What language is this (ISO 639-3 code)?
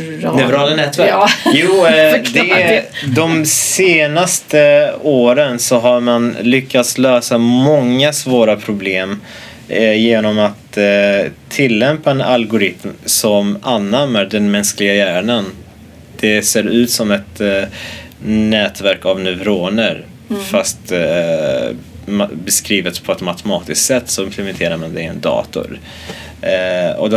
swe